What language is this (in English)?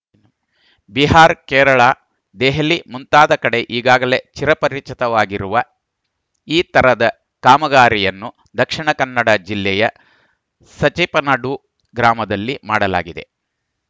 Kannada